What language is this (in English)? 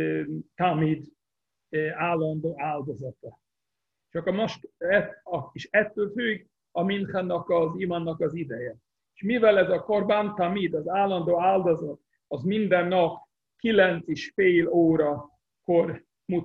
Hungarian